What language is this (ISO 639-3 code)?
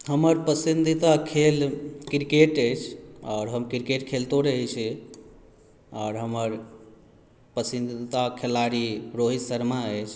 mai